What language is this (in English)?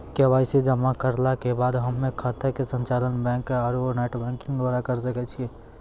Maithili